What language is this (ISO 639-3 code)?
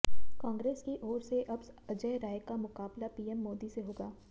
hin